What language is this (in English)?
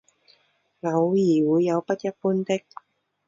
Chinese